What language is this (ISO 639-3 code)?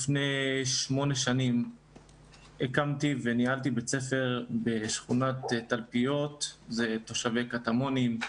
heb